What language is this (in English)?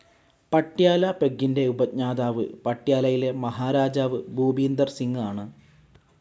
Malayalam